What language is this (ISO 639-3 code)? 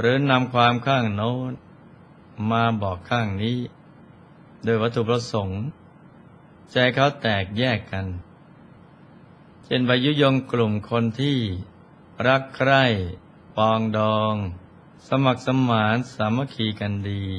tha